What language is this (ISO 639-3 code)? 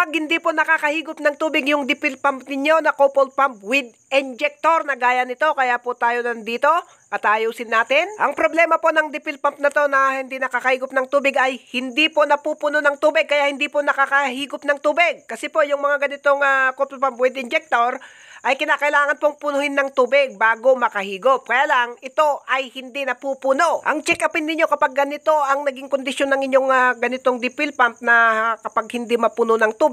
fil